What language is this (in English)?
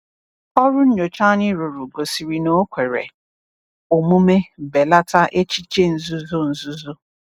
Igbo